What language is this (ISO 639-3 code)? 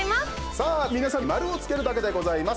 jpn